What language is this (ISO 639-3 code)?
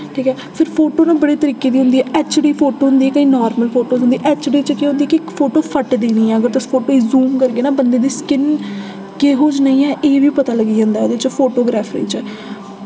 doi